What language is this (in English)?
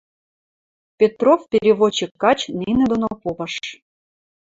Western Mari